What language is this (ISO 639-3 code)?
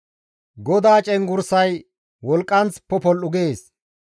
gmv